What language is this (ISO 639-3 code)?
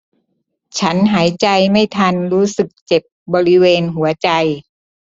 tha